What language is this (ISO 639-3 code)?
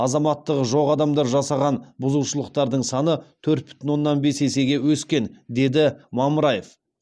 kaz